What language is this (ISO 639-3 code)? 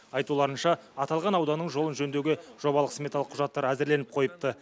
kaz